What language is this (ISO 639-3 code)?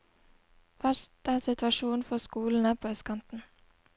nor